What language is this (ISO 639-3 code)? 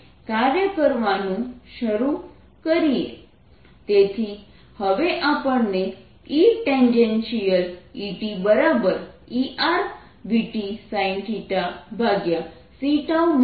guj